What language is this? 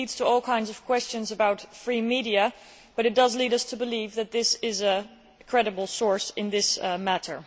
English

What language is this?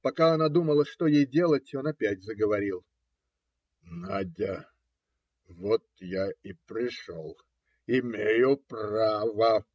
Russian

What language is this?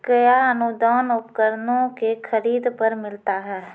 Maithili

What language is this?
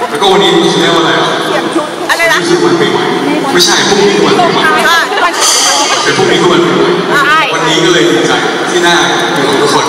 Thai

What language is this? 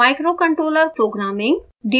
Hindi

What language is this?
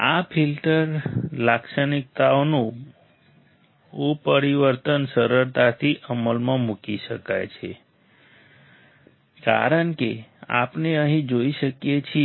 Gujarati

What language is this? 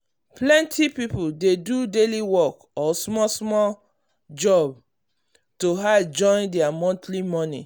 Nigerian Pidgin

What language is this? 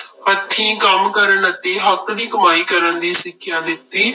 Punjabi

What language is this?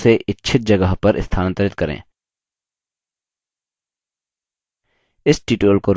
Hindi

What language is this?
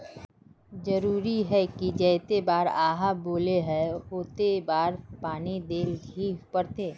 Magahi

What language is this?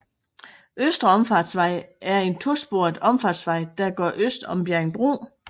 Danish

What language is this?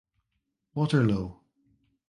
English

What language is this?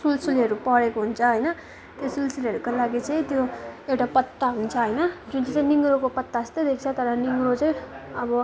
Nepali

